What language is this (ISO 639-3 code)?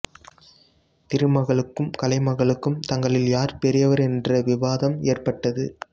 tam